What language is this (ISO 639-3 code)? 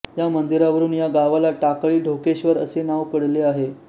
mar